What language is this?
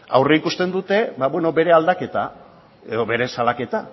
Basque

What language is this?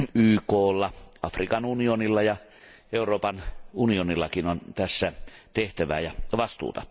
Finnish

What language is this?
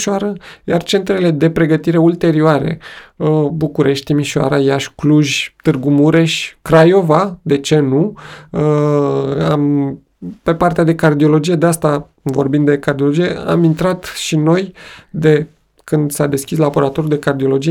Romanian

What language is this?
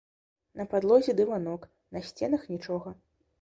Belarusian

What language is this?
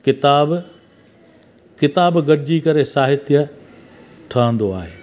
Sindhi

